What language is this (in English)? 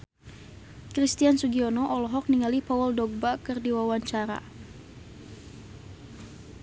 Sundanese